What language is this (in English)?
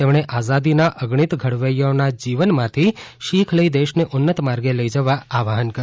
Gujarati